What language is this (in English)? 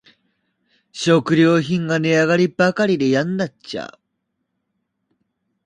Japanese